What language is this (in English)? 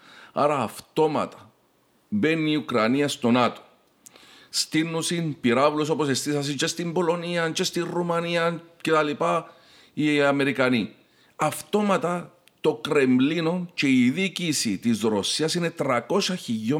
Greek